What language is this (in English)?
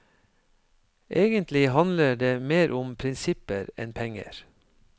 Norwegian